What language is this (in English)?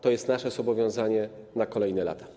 Polish